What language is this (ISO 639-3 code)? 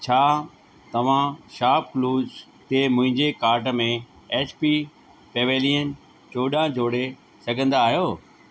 snd